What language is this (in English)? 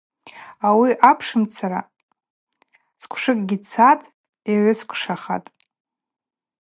Abaza